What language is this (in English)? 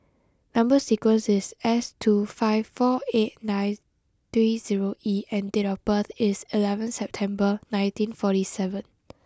English